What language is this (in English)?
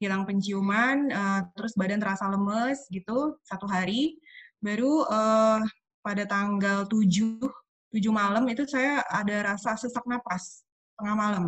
Indonesian